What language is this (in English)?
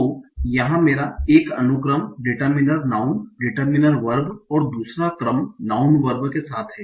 Hindi